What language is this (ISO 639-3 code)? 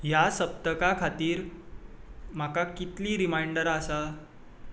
kok